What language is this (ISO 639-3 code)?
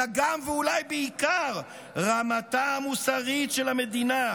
heb